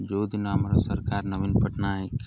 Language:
Odia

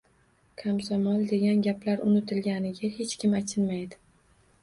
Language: Uzbek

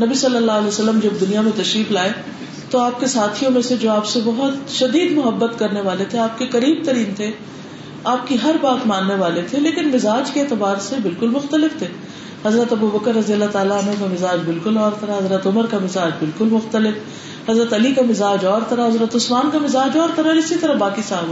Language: Urdu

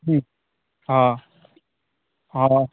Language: Maithili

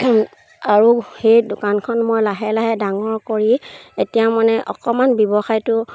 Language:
Assamese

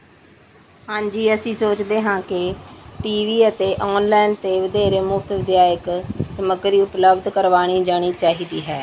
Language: Punjabi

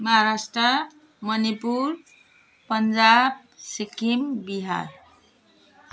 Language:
Nepali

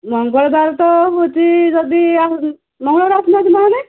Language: Odia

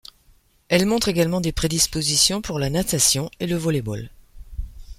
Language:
French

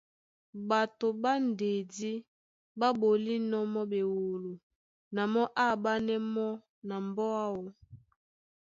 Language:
Duala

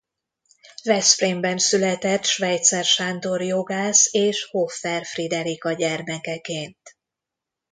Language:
Hungarian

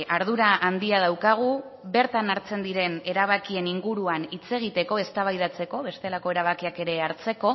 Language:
Basque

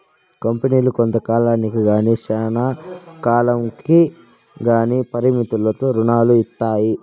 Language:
Telugu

